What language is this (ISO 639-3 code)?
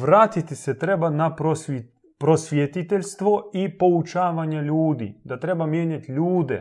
hrv